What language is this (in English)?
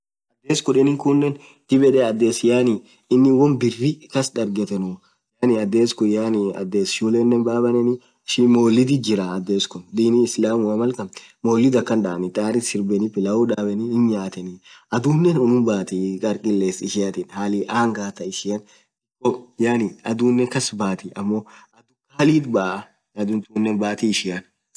Orma